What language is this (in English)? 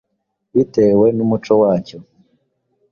Kinyarwanda